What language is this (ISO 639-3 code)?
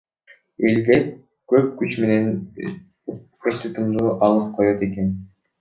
kir